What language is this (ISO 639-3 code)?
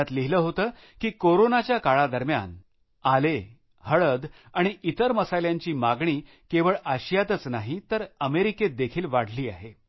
mar